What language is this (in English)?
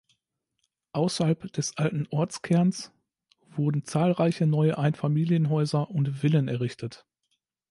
German